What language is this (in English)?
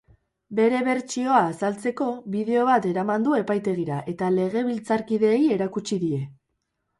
Basque